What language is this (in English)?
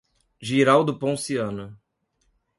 Portuguese